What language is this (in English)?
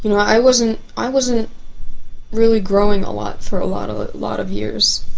English